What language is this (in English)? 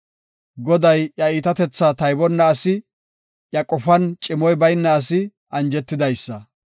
Gofa